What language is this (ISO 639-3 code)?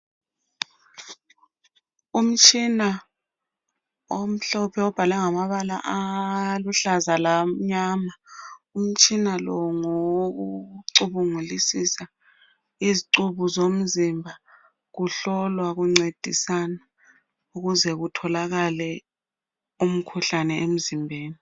nde